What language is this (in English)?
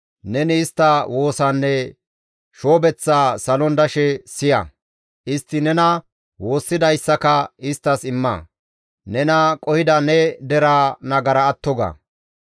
Gamo